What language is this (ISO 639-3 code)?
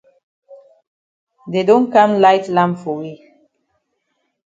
wes